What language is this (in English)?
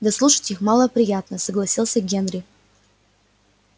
Russian